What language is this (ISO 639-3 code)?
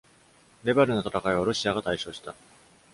jpn